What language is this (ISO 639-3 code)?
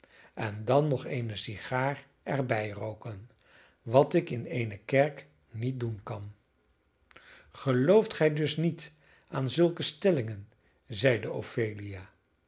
nld